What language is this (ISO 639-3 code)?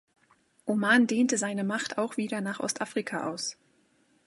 deu